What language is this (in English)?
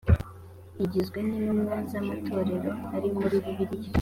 Kinyarwanda